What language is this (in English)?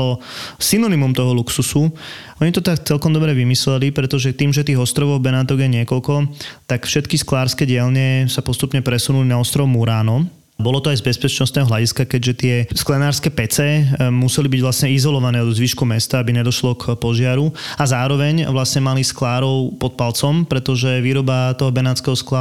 Slovak